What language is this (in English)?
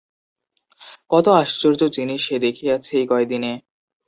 Bangla